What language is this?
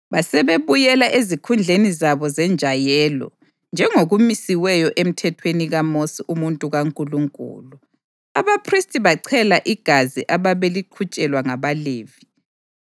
North Ndebele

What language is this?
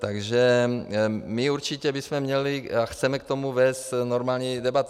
Czech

